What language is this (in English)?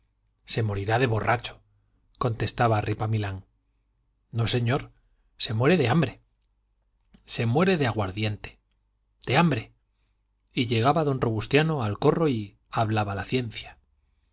Spanish